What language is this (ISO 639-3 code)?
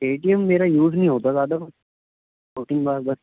urd